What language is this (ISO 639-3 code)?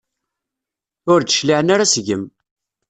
kab